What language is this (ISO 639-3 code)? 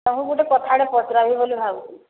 ori